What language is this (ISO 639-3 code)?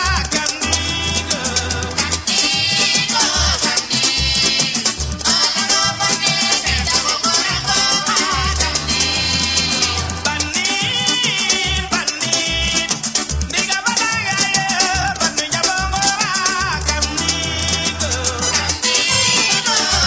wol